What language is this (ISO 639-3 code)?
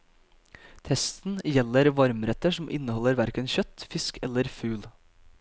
nor